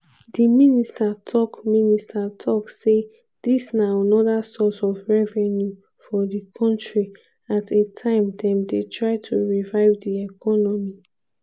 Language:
Nigerian Pidgin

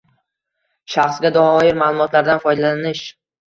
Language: Uzbek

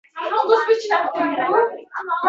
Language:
Uzbek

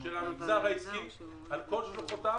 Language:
Hebrew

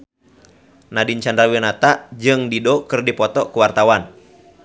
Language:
Sundanese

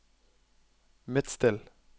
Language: Norwegian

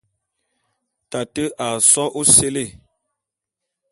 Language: Bulu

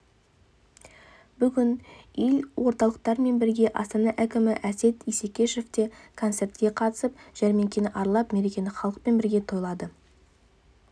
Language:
Kazakh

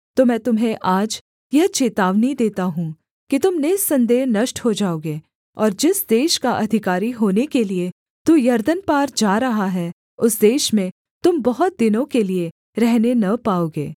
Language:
Hindi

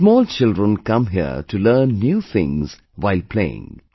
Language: English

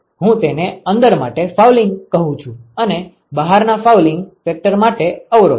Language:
Gujarati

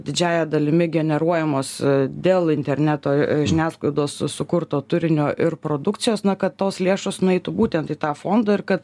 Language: Lithuanian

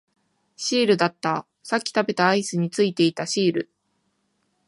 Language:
Japanese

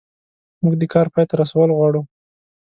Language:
Pashto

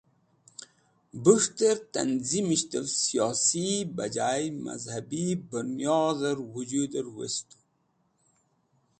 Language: Wakhi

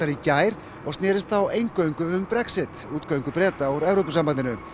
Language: Icelandic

